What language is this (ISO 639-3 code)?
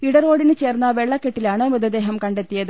mal